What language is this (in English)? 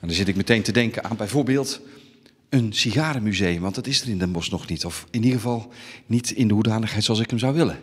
Dutch